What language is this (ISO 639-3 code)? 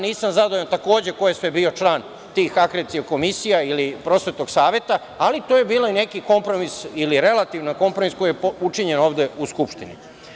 srp